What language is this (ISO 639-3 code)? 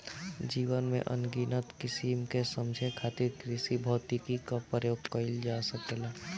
bho